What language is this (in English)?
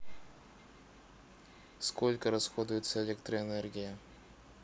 Russian